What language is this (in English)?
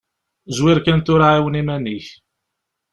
Kabyle